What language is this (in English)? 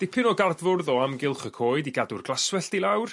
Welsh